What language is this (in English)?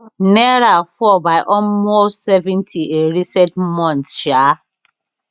Nigerian Pidgin